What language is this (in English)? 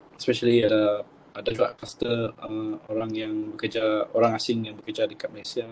Malay